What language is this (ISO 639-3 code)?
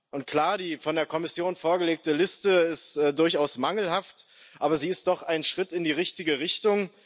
deu